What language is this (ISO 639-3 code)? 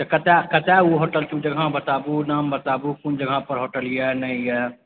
mai